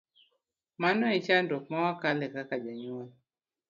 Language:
Luo (Kenya and Tanzania)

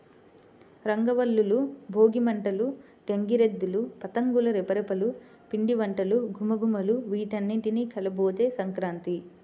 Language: Telugu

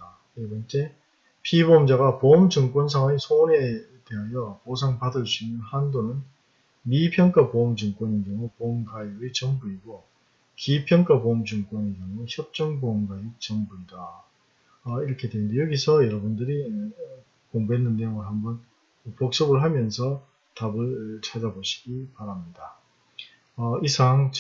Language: Korean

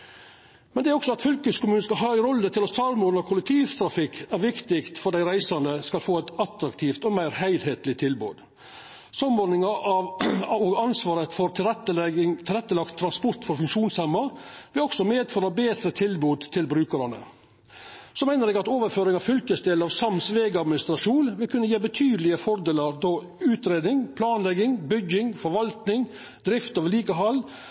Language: Norwegian Nynorsk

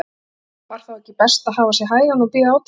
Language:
Icelandic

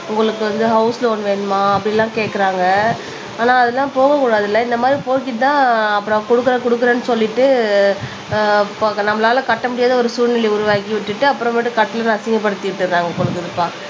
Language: Tamil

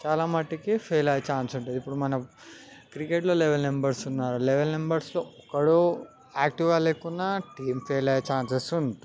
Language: Telugu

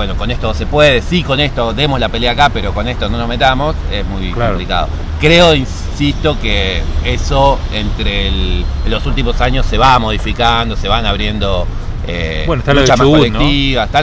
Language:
Spanish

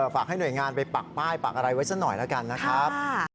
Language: Thai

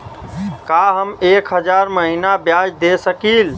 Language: Bhojpuri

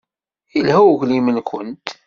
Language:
Kabyle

